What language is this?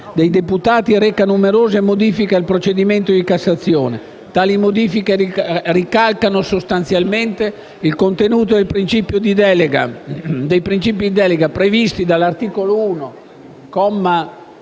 Italian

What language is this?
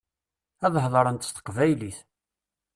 Kabyle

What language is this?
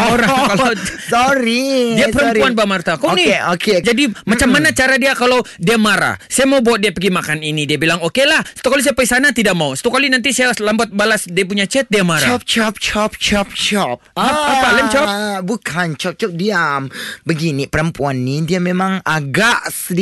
Malay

